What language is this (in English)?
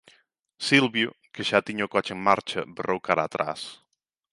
Galician